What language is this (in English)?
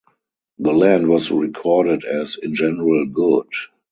English